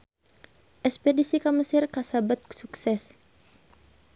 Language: Sundanese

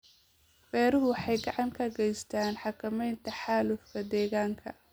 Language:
Somali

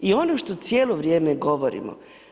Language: Croatian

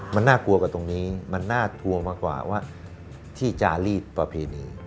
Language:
Thai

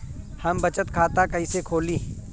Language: Bhojpuri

